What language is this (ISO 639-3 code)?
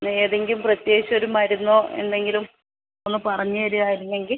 mal